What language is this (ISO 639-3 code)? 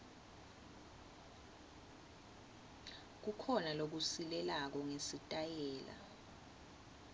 ssw